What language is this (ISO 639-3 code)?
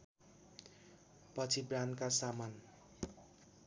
nep